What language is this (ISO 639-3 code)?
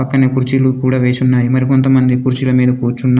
tel